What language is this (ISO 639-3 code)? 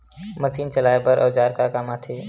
hne